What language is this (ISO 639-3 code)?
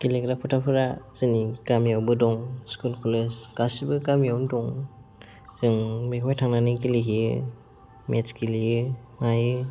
brx